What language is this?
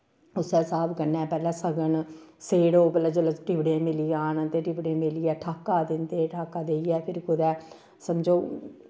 Dogri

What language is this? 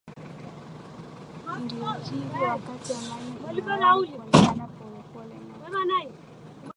Swahili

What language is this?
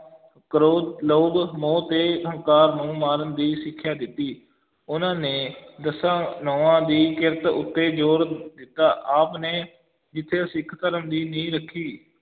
Punjabi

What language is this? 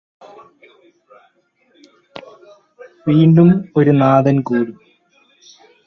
Malayalam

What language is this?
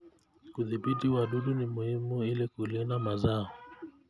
Kalenjin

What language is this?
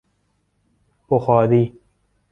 Persian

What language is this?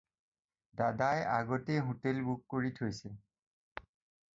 Assamese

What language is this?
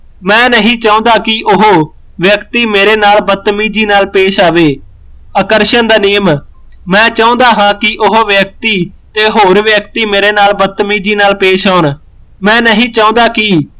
Punjabi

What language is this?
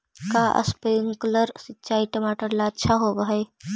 Magahi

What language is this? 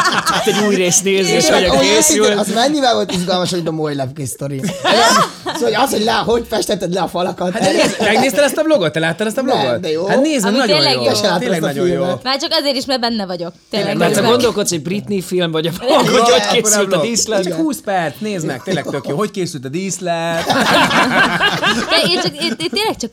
Hungarian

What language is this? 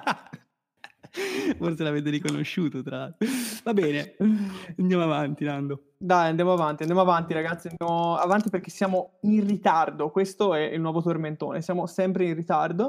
Italian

